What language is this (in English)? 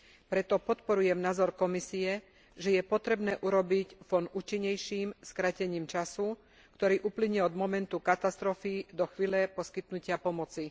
Slovak